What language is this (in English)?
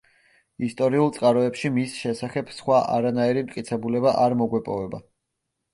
Georgian